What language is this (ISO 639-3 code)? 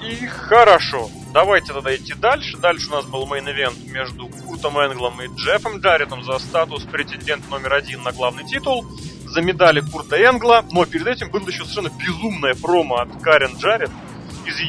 rus